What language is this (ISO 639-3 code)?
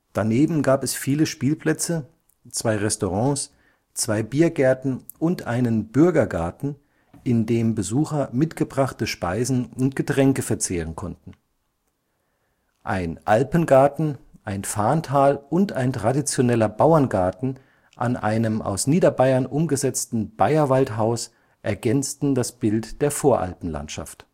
deu